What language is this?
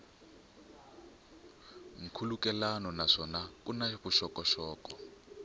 Tsonga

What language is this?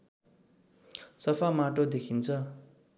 Nepali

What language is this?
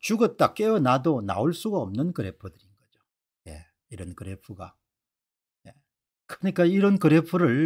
Korean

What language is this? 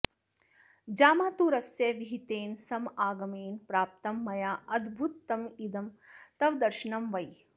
Sanskrit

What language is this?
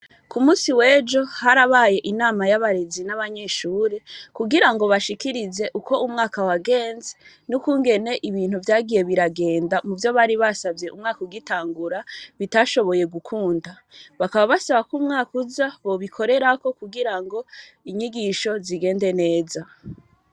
Rundi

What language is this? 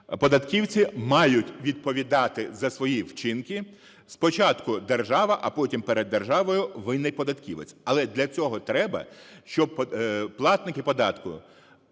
Ukrainian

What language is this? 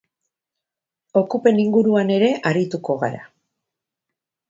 Basque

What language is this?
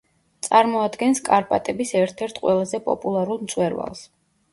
Georgian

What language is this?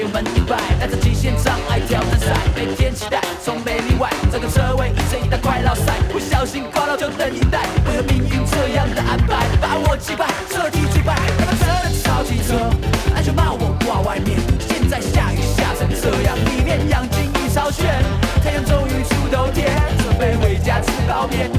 Chinese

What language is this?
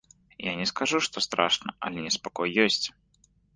Belarusian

